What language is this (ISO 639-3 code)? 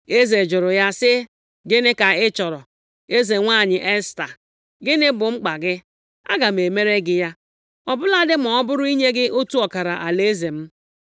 ibo